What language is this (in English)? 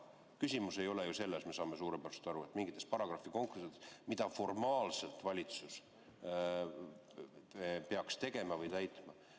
Estonian